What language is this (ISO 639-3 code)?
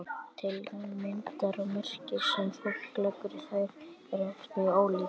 isl